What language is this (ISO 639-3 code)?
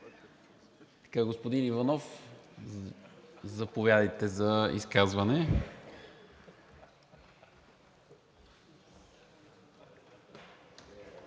bul